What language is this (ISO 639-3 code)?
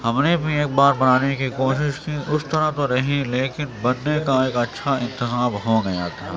urd